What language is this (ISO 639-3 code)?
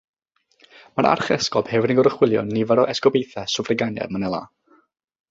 cym